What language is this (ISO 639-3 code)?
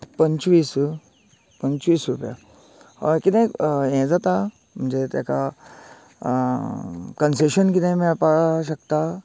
kok